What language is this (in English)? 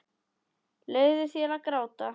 Icelandic